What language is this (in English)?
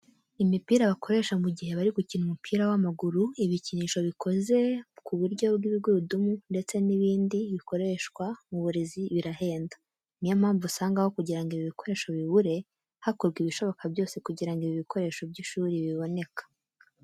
Kinyarwanda